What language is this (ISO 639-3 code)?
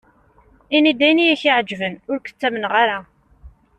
kab